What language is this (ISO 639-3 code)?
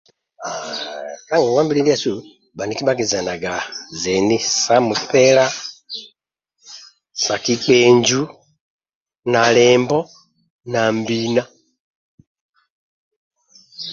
rwm